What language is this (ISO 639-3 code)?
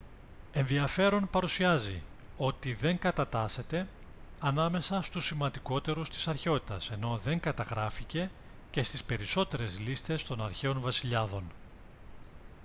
ell